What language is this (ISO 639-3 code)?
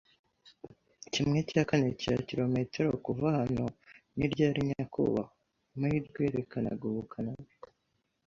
kin